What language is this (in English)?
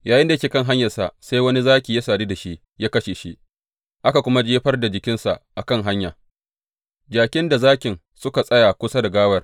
Hausa